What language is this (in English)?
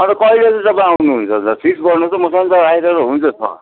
Nepali